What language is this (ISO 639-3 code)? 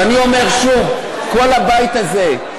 heb